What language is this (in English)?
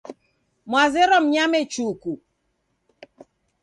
Taita